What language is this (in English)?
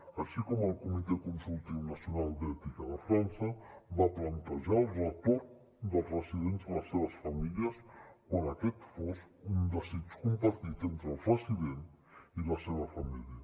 Catalan